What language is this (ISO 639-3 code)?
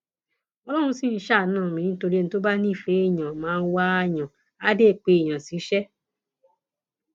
yor